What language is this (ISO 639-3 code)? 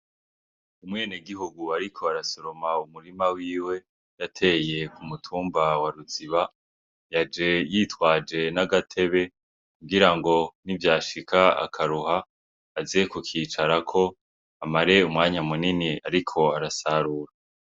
run